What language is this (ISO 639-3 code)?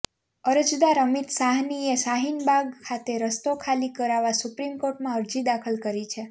guj